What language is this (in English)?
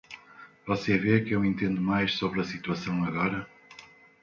Portuguese